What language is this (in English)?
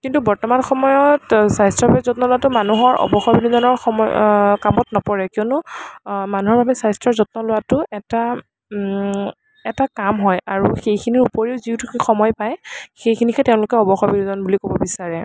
Assamese